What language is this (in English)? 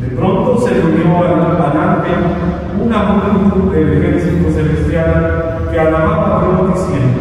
Spanish